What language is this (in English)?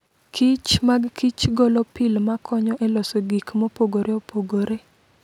Luo (Kenya and Tanzania)